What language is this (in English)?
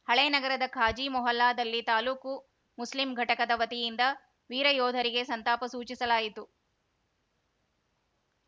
Kannada